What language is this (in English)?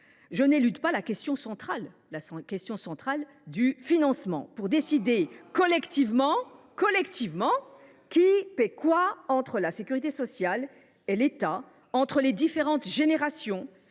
French